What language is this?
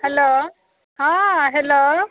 Maithili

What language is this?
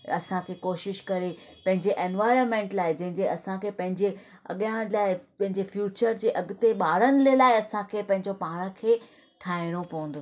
Sindhi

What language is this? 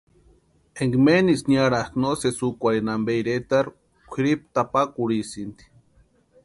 Western Highland Purepecha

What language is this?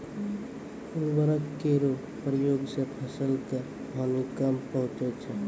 Maithili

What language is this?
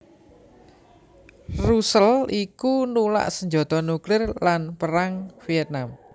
Javanese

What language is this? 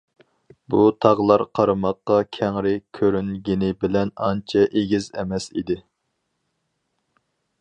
Uyghur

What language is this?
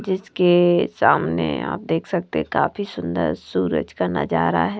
Hindi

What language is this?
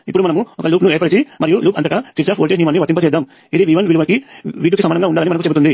Telugu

